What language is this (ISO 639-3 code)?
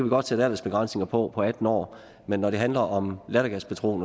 dan